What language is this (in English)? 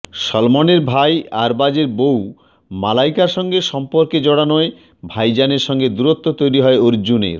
Bangla